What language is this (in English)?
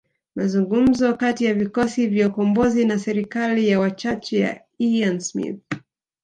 Swahili